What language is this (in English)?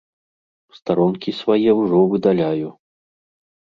Belarusian